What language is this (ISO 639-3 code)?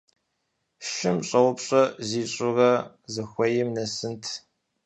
kbd